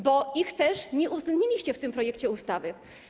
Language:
Polish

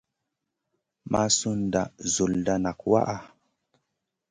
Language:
Masana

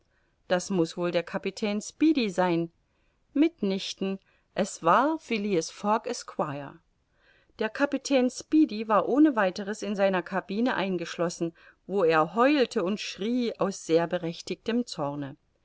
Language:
German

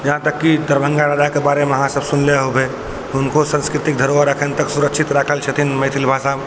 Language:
Maithili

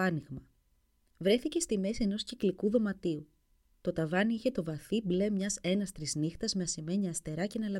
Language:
Greek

